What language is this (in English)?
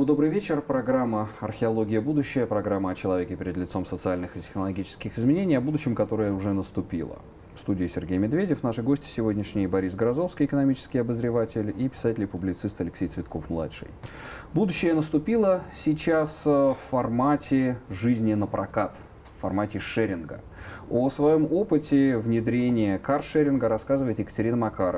Russian